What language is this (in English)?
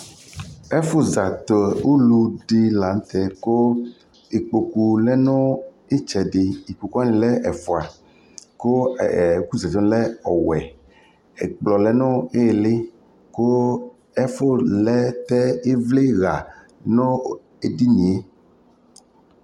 Ikposo